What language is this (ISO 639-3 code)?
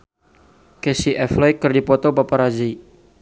sun